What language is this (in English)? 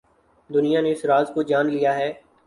Urdu